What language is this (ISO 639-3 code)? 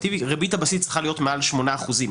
heb